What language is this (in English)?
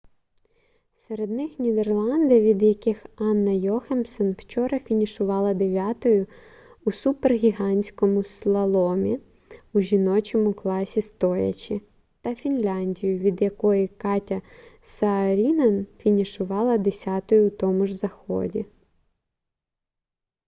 Ukrainian